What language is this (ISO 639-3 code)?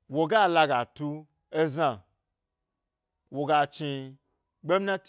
gby